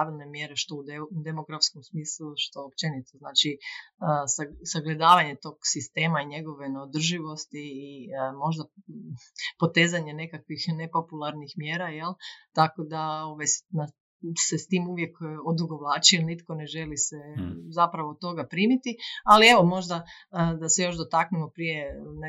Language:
Croatian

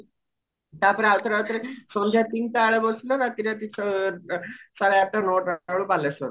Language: Odia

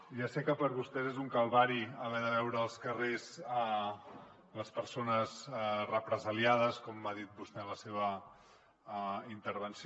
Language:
Catalan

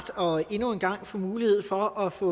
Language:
Danish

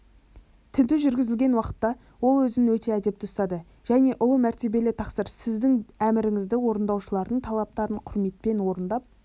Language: Kazakh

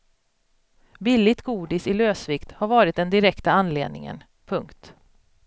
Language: Swedish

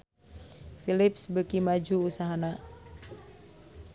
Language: Sundanese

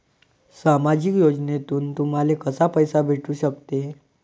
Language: Marathi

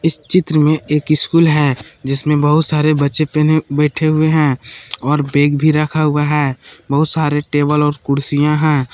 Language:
Hindi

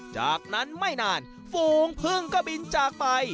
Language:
Thai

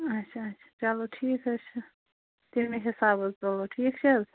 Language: Kashmiri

